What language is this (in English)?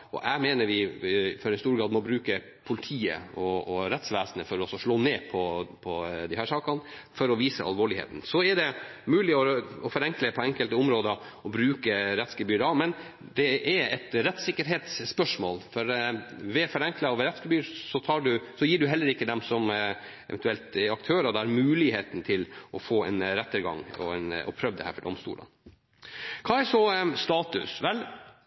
Norwegian Nynorsk